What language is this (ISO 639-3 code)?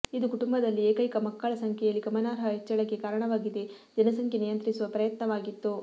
kan